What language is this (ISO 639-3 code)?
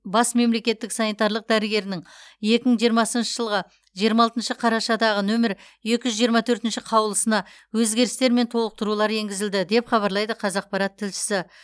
kaz